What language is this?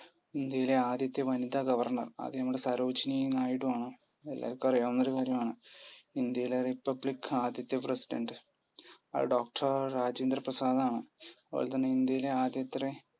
Malayalam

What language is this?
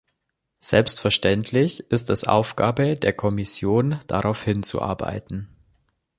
German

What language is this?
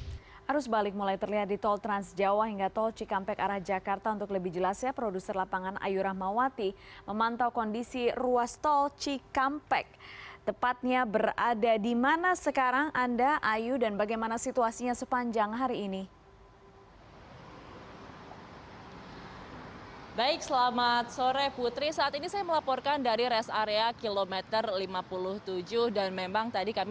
Indonesian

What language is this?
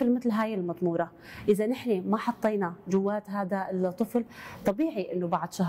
Arabic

